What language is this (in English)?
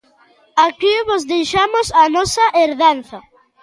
Galician